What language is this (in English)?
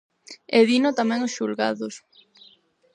Galician